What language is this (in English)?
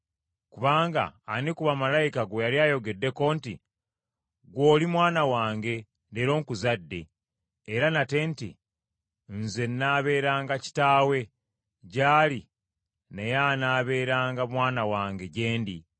Ganda